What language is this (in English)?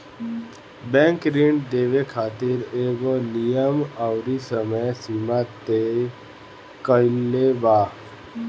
Bhojpuri